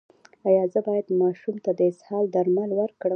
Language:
Pashto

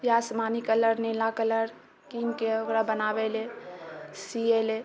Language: Maithili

